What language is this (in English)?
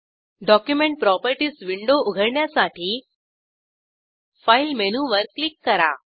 Marathi